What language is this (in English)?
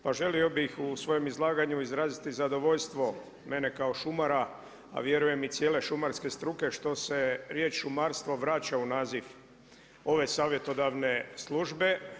Croatian